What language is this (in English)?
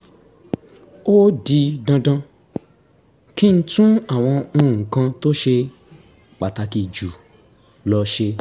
Yoruba